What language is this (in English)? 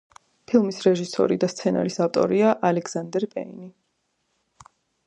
Georgian